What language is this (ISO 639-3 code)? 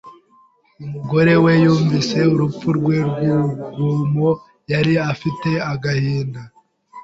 kin